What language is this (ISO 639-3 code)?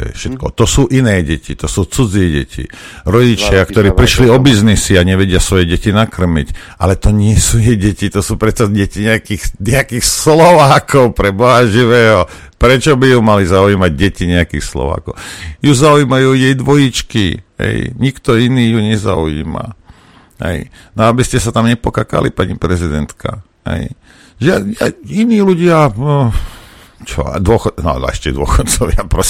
slk